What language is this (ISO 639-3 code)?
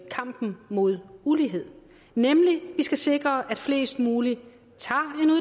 dan